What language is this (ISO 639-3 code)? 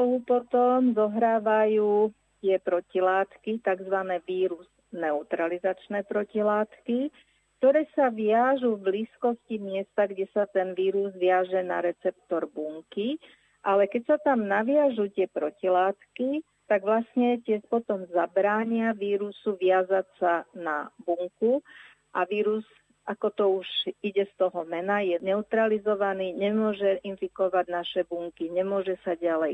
slk